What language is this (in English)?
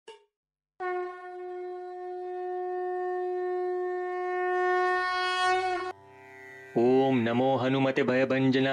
Marathi